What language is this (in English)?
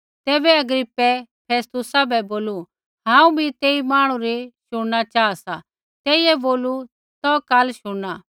Kullu Pahari